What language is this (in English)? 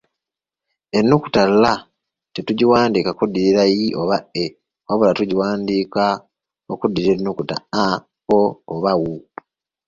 Ganda